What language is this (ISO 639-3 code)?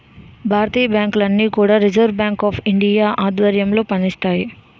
tel